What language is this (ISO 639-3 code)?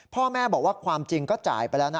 tha